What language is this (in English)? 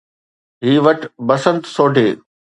Sindhi